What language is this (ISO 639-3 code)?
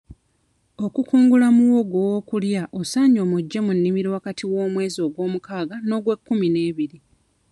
lug